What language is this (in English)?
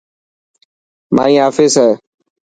Dhatki